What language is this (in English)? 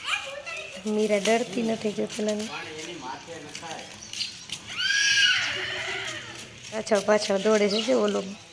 Romanian